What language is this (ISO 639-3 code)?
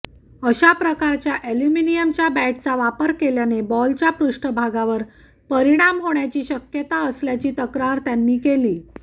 mar